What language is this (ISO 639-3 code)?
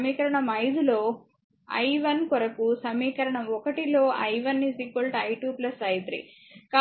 tel